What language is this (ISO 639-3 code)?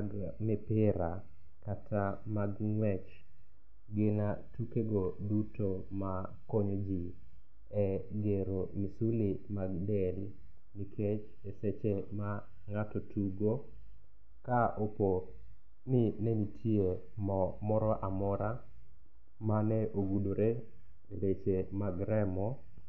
luo